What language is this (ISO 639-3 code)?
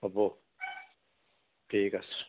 asm